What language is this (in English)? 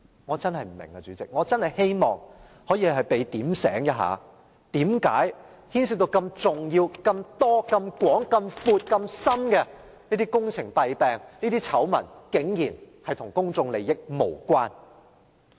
Cantonese